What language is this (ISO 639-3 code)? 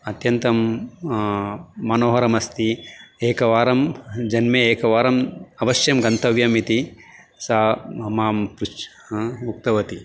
san